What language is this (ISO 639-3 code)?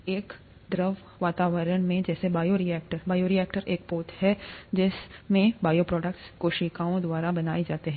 hin